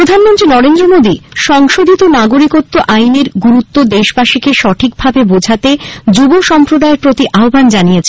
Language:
Bangla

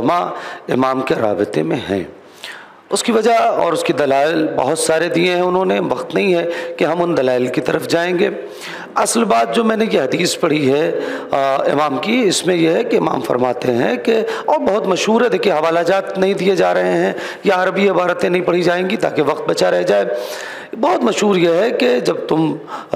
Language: Hindi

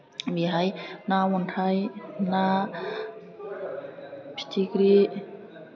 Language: Bodo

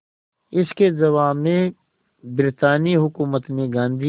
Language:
Hindi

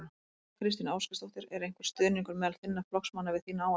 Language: Icelandic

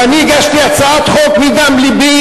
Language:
Hebrew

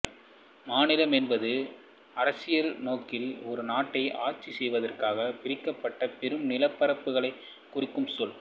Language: Tamil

